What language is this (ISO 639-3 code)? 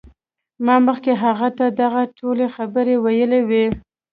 pus